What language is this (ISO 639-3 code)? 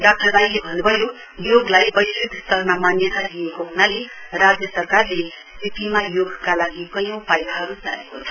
nep